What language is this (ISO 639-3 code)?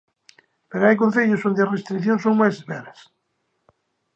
glg